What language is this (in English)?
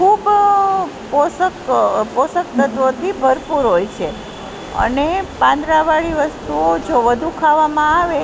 Gujarati